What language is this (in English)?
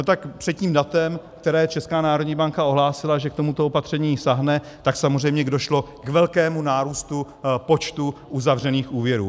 Czech